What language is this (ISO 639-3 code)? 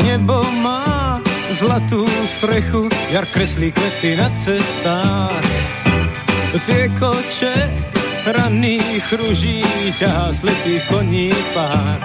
slk